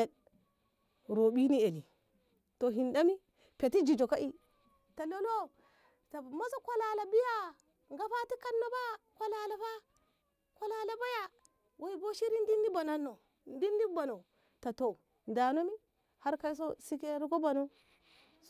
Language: Ngamo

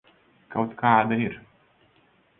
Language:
Latvian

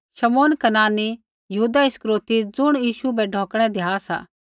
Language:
Kullu Pahari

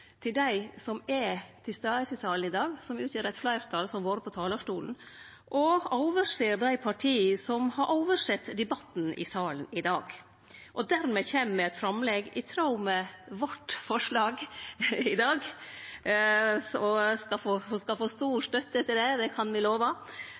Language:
Norwegian Nynorsk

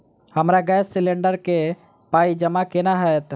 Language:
Maithili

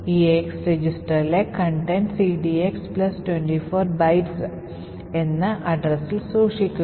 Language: Malayalam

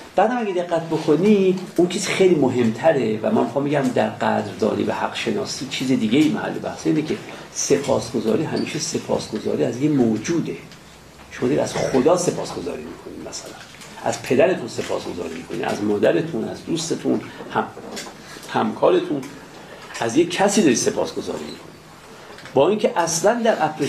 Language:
Persian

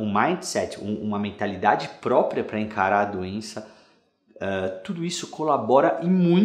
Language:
Portuguese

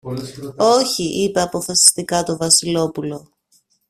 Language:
Greek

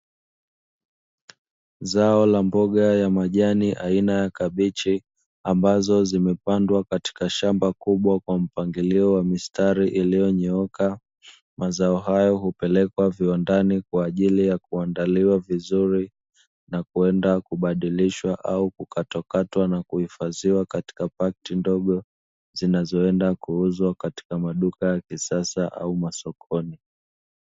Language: Swahili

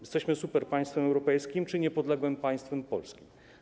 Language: Polish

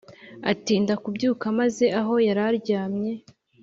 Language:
Kinyarwanda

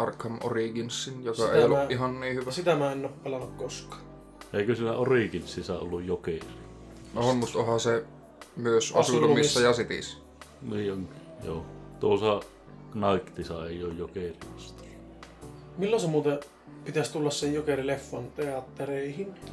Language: Finnish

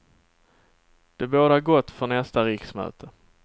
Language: Swedish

